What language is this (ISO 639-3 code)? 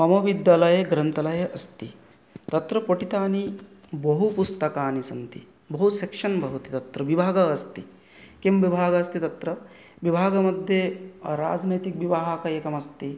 san